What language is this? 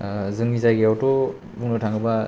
Bodo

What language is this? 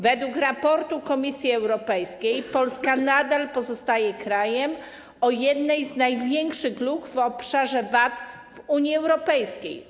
Polish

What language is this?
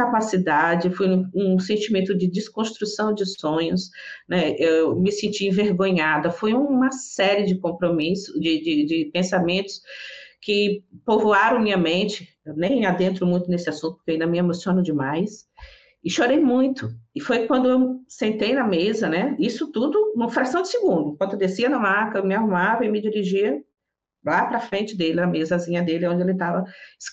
Portuguese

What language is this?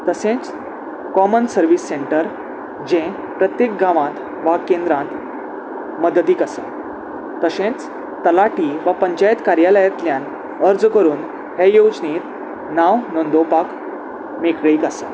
Konkani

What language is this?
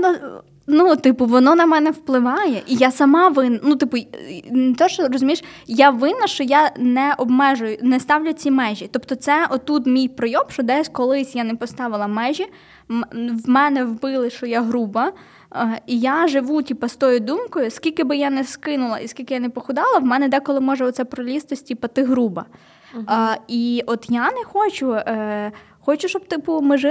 Ukrainian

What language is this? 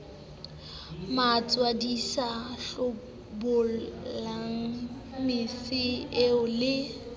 Southern Sotho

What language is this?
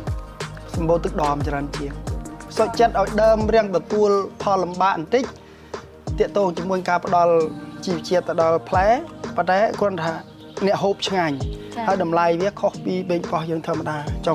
Thai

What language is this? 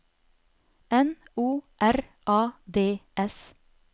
Norwegian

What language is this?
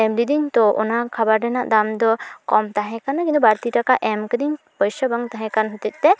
Santali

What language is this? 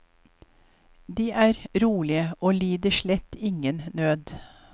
Norwegian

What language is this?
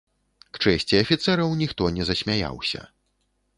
Belarusian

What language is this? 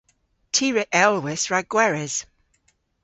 Cornish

